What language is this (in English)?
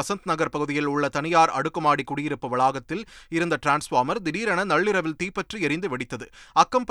Tamil